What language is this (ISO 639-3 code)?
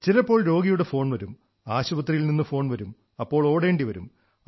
mal